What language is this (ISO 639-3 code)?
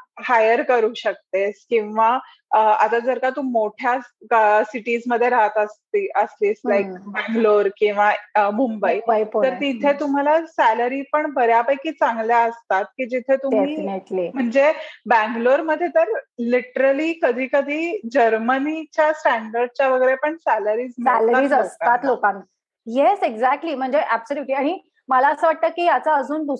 mar